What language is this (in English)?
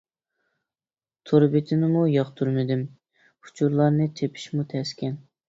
Uyghur